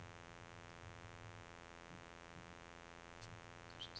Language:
Norwegian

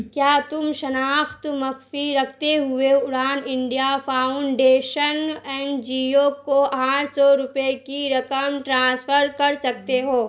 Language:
Urdu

